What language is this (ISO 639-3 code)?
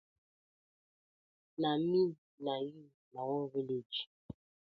pcm